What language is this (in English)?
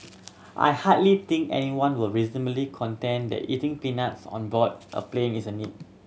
English